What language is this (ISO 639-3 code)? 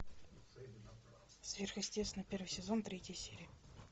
rus